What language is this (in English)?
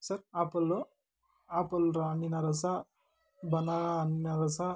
Kannada